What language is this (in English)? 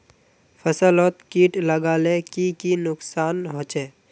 Magahi